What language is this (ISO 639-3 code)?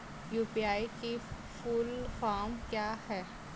hin